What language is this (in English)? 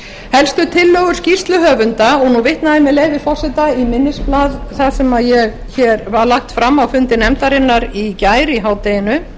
Icelandic